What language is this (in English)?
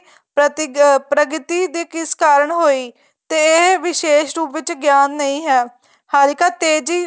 Punjabi